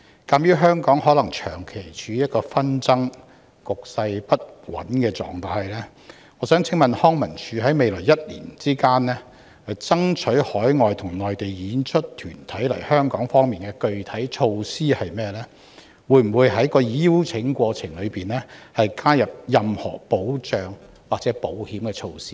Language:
Cantonese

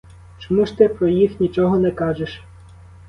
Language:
Ukrainian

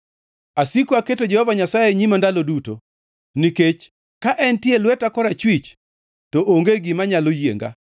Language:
Luo (Kenya and Tanzania)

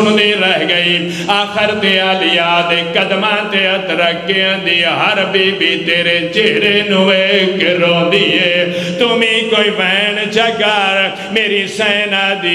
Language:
Punjabi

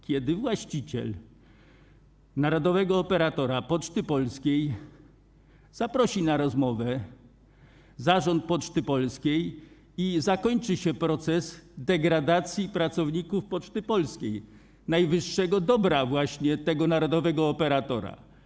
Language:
Polish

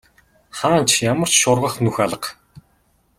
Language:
Mongolian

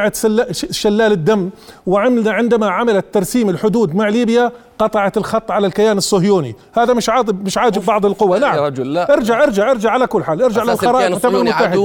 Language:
Arabic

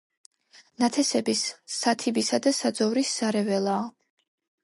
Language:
Georgian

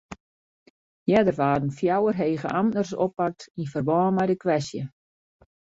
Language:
Western Frisian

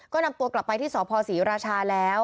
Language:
Thai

